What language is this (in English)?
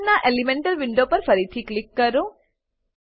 Gujarati